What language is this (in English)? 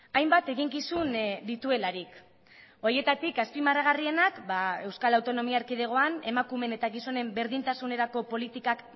Basque